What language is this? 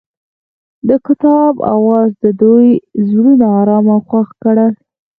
Pashto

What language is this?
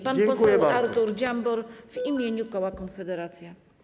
Polish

